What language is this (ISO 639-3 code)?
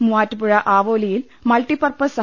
mal